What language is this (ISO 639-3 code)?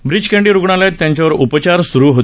mar